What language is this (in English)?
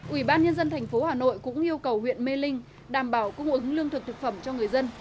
Vietnamese